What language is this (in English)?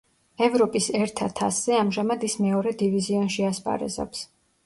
Georgian